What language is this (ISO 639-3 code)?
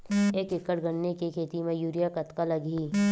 hne